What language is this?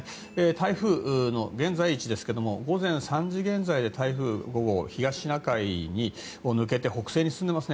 Japanese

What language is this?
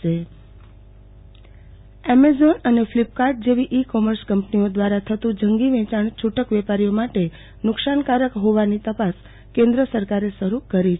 Gujarati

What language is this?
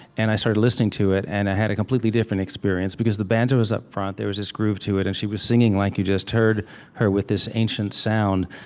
English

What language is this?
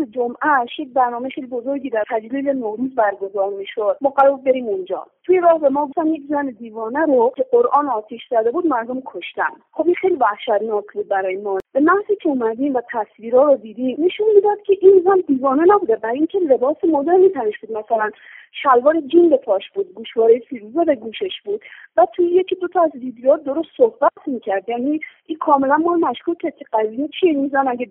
Persian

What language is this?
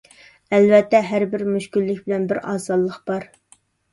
Uyghur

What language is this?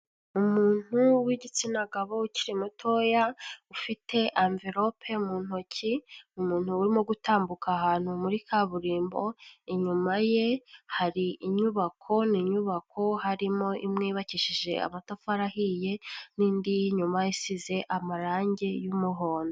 Kinyarwanda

